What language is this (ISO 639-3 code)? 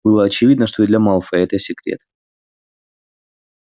rus